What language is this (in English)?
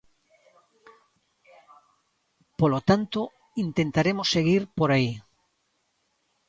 Galician